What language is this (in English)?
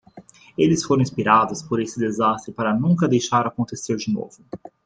Portuguese